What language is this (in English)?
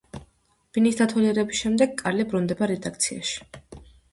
Georgian